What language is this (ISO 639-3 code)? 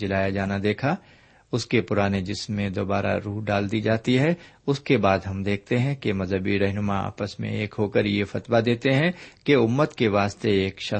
urd